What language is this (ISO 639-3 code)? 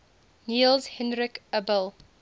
eng